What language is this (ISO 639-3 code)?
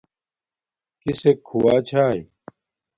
dmk